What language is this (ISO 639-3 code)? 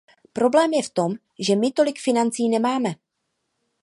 ces